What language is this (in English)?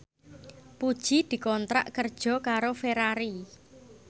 Javanese